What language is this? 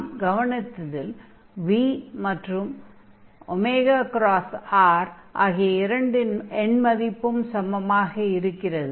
Tamil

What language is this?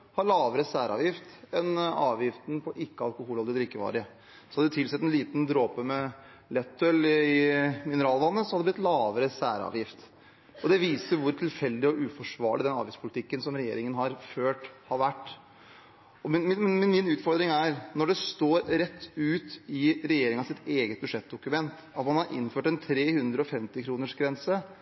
Norwegian Bokmål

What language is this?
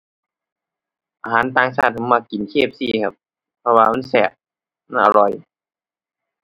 Thai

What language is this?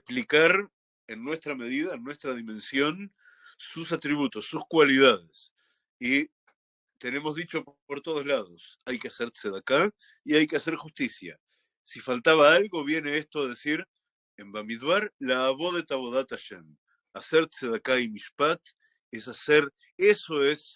Spanish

